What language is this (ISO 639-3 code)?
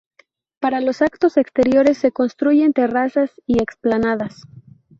spa